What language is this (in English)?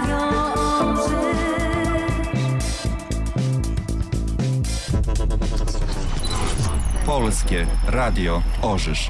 Polish